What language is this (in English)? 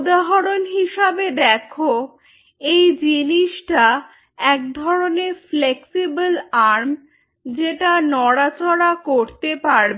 Bangla